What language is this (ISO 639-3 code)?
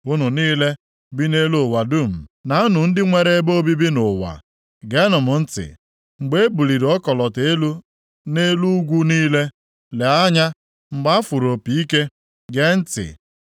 ibo